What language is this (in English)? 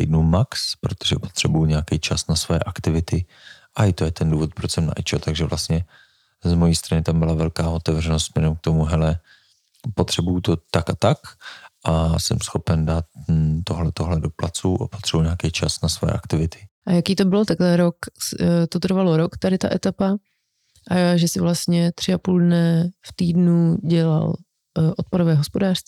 Czech